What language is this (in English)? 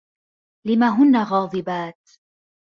Arabic